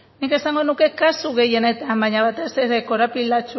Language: Basque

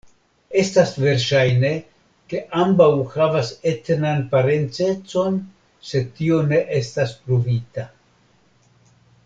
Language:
Esperanto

